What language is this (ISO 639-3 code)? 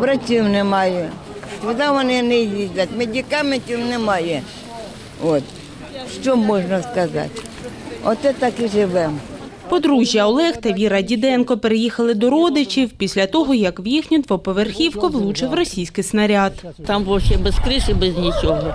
ukr